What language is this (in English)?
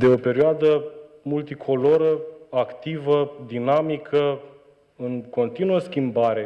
Romanian